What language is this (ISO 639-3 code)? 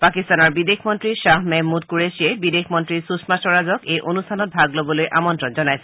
asm